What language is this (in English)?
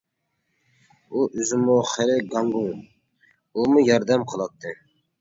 Uyghur